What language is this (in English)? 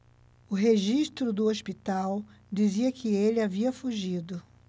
Portuguese